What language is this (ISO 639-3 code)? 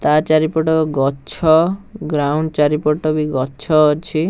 ori